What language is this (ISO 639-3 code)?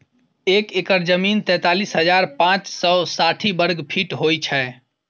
mai